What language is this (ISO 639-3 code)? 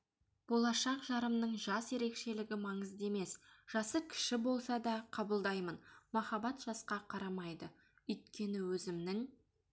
kaz